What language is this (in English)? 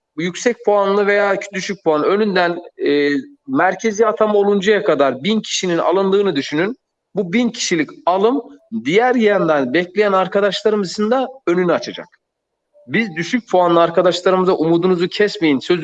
Turkish